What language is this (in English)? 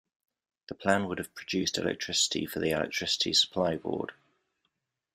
English